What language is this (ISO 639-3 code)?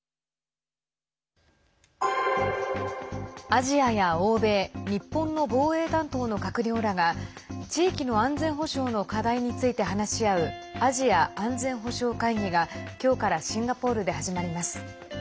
jpn